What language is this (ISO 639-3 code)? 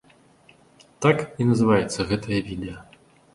bel